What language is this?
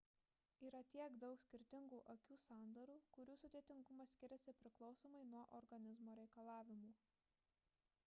Lithuanian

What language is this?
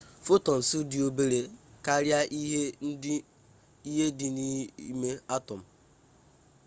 Igbo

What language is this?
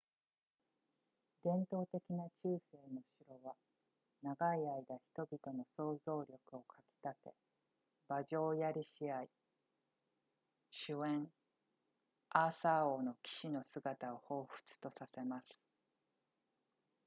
Japanese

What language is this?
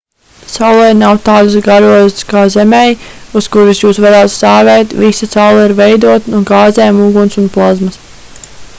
Latvian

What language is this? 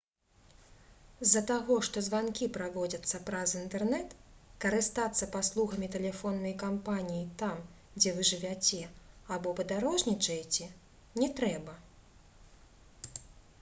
Belarusian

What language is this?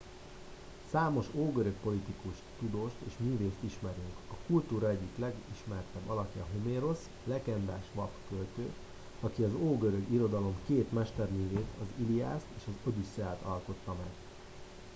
Hungarian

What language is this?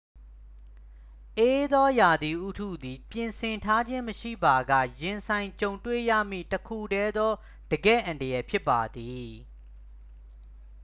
Burmese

